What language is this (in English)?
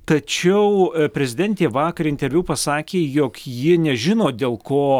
Lithuanian